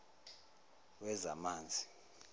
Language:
Zulu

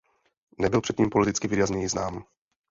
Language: Czech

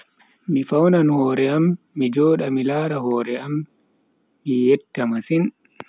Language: Bagirmi Fulfulde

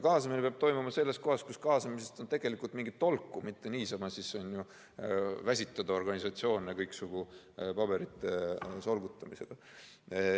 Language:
Estonian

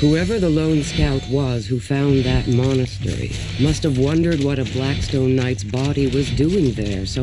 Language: English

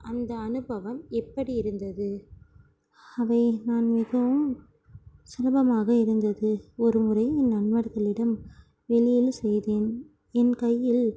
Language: Tamil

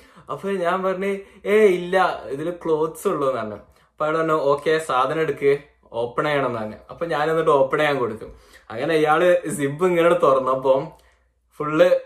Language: Malayalam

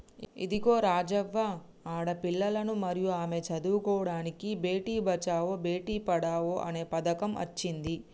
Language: Telugu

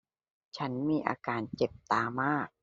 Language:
Thai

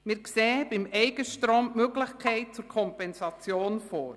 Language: Swiss German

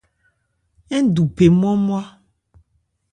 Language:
Ebrié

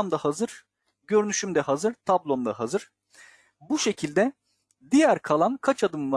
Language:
Turkish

